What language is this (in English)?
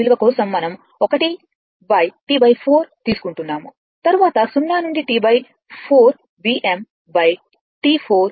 Telugu